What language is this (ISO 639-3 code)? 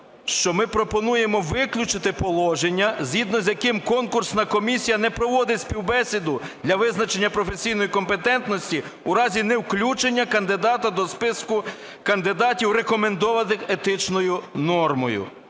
ukr